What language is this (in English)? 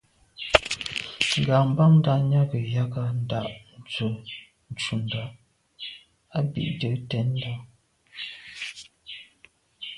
Medumba